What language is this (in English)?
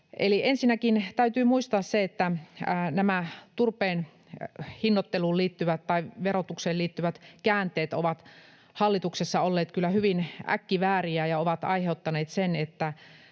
Finnish